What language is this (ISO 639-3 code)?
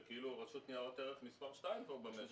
heb